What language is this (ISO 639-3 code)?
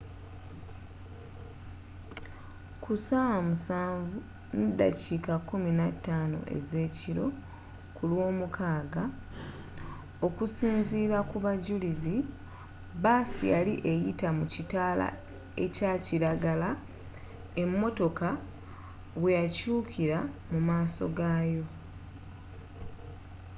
lug